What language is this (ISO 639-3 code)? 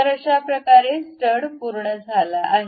mar